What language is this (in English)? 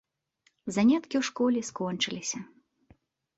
Belarusian